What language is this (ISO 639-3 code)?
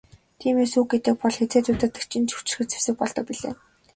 mon